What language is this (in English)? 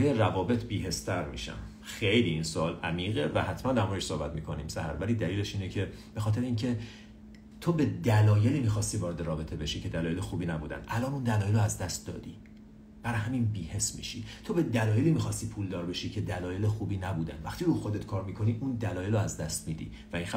Persian